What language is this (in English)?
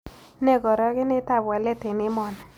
Kalenjin